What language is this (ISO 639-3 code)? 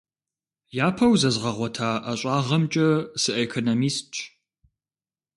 kbd